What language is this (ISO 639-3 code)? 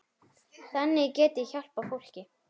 isl